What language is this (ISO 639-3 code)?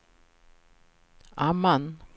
swe